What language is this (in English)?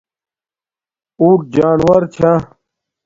Domaaki